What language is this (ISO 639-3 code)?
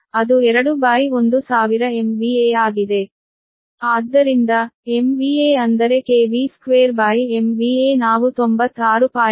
kan